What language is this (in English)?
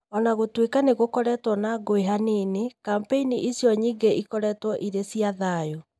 Kikuyu